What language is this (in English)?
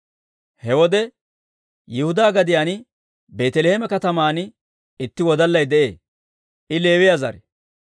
Dawro